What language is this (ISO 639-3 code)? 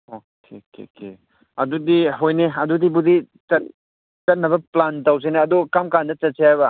mni